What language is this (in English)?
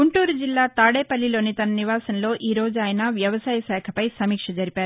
Telugu